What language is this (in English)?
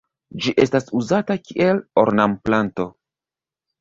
Esperanto